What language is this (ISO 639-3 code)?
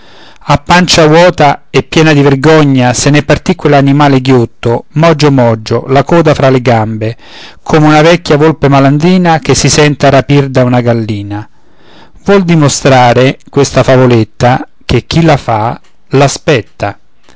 ita